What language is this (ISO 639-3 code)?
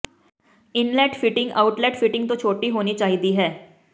pan